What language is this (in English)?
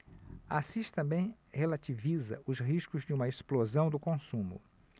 Portuguese